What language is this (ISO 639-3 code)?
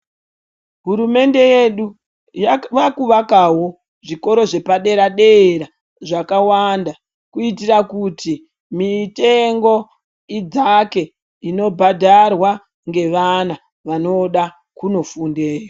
ndc